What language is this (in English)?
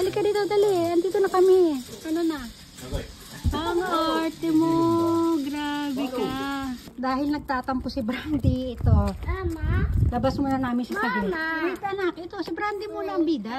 Filipino